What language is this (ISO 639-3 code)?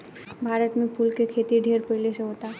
bho